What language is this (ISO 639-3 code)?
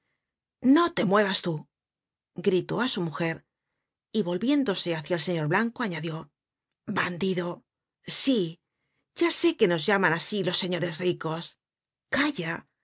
spa